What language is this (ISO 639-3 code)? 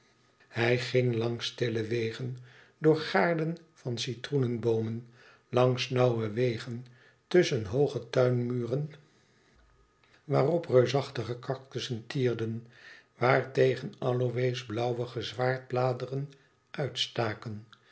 nld